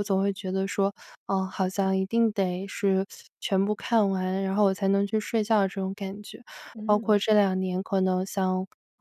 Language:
Chinese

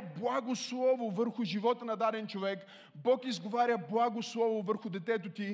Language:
Bulgarian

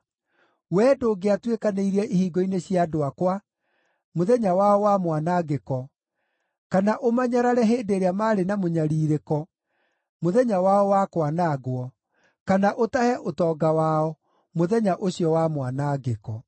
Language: Kikuyu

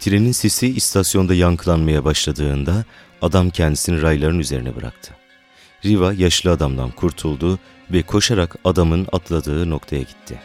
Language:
Turkish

